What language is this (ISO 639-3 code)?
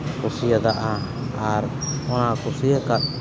sat